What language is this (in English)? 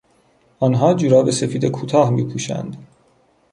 Persian